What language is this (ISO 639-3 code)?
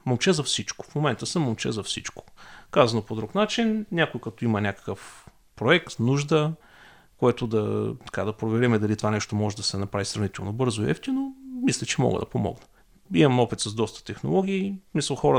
bul